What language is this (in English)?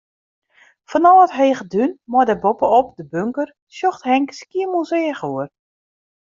Western Frisian